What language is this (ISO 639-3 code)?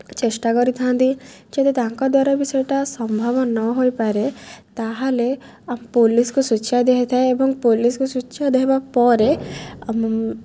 ori